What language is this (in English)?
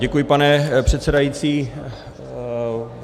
Czech